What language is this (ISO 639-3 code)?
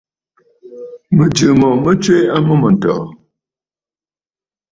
bfd